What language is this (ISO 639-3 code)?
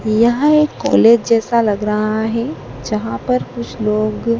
hin